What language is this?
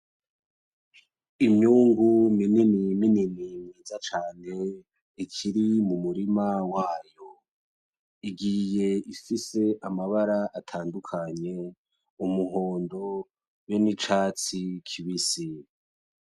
Rundi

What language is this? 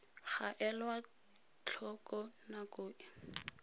Tswana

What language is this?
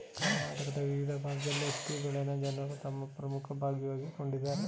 Kannada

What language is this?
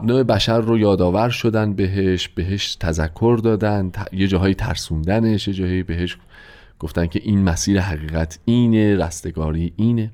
Persian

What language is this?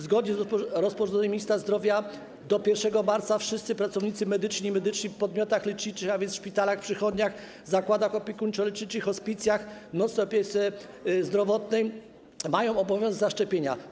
Polish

